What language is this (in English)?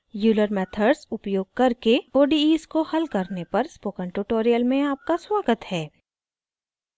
Hindi